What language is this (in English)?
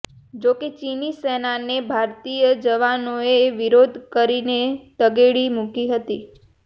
Gujarati